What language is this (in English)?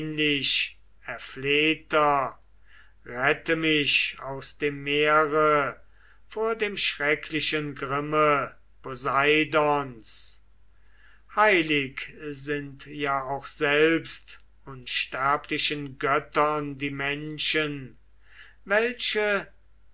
German